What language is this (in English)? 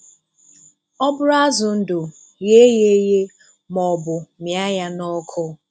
Igbo